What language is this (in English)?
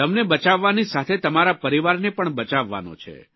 Gujarati